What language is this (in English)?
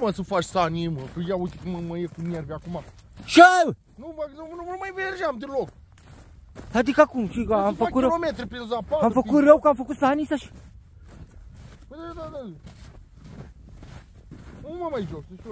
Romanian